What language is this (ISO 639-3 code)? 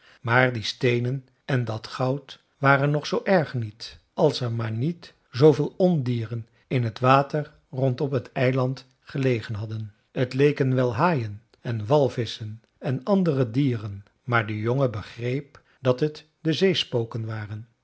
nld